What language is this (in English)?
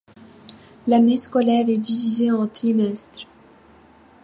French